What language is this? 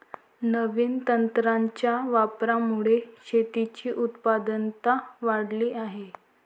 Marathi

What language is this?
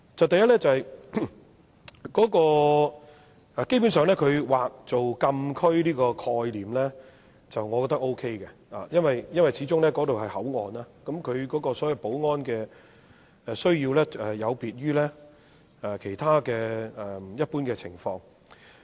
Cantonese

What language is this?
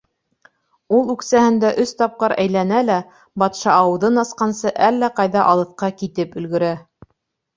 Bashkir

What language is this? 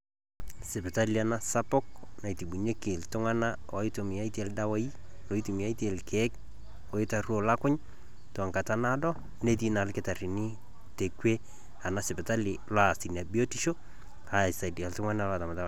Masai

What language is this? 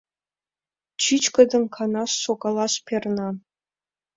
Mari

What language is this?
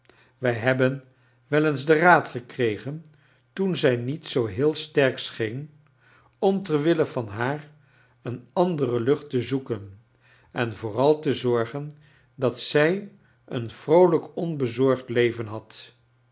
Dutch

